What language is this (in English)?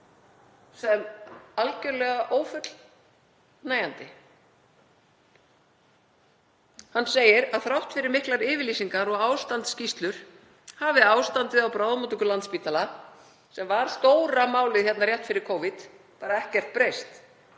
Icelandic